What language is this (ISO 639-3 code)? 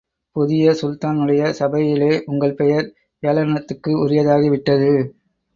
tam